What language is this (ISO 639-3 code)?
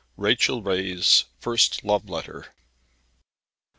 eng